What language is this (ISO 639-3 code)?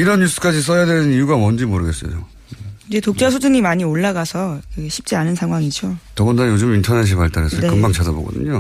kor